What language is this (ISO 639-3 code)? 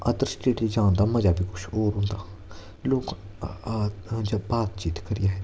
doi